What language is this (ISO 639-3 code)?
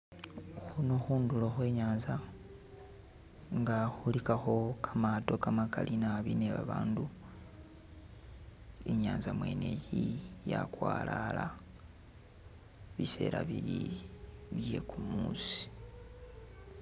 myx